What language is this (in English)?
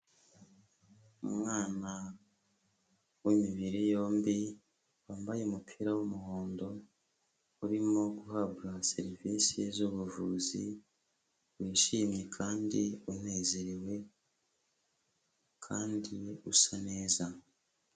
Kinyarwanda